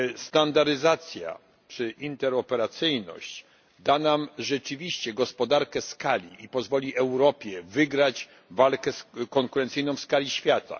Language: Polish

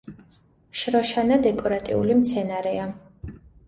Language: Georgian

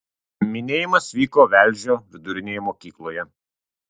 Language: Lithuanian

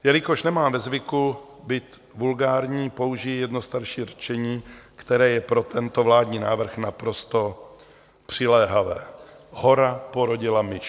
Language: Czech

